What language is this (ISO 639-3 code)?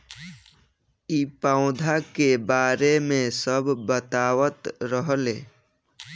bho